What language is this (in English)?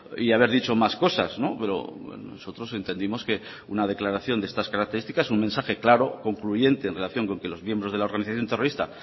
Spanish